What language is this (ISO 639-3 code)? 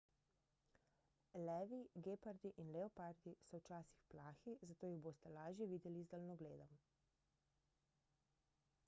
slv